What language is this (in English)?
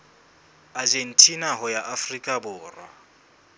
Southern Sotho